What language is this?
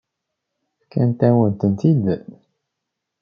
Kabyle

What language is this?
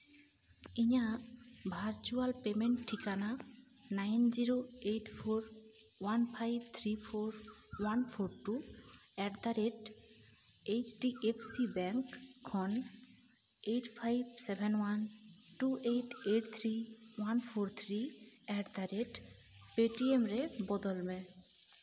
Santali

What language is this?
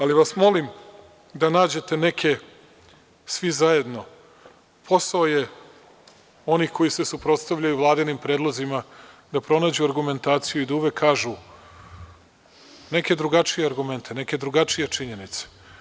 Serbian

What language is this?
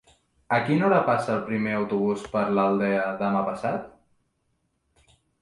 Catalan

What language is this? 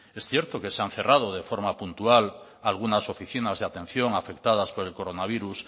Spanish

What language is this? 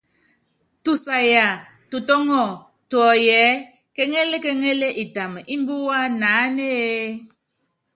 Yangben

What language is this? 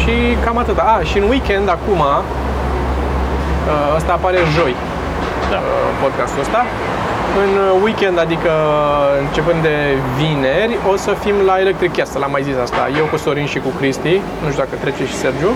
Romanian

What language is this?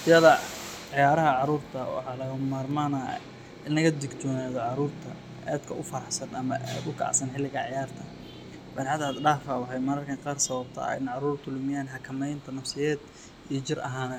Somali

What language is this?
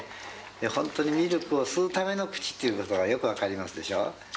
Japanese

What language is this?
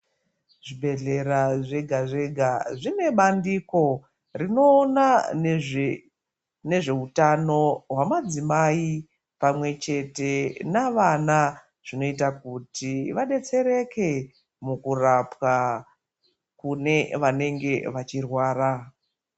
Ndau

